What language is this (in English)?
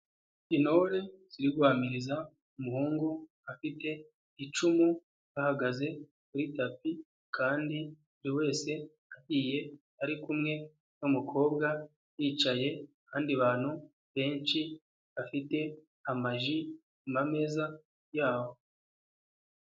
Kinyarwanda